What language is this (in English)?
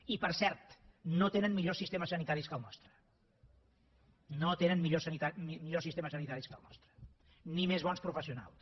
Catalan